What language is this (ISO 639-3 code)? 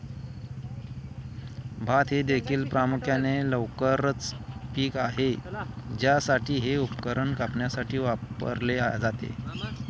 mar